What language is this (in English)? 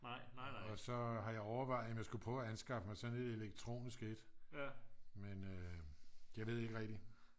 Danish